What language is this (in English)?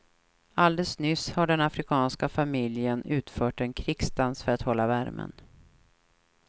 Swedish